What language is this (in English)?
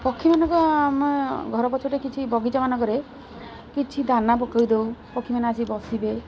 Odia